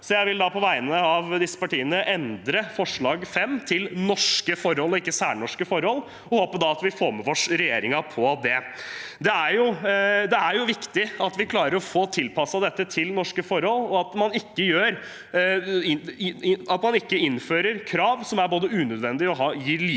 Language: Norwegian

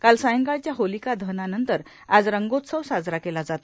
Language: Marathi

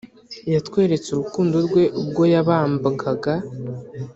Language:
Kinyarwanda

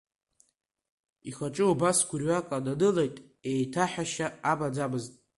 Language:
Abkhazian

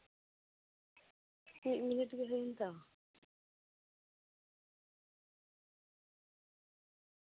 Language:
Santali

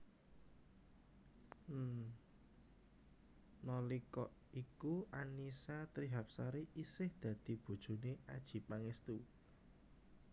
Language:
Javanese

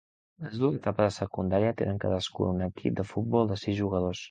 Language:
Catalan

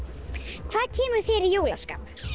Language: Icelandic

